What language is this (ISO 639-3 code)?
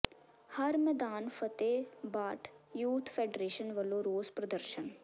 pan